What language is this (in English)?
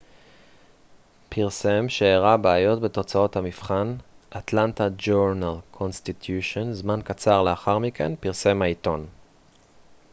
Hebrew